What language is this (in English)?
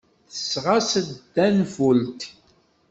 Kabyle